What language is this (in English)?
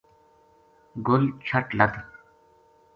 Gujari